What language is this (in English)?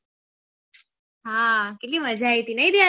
Gujarati